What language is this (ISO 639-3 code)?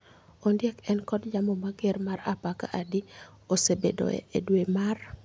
luo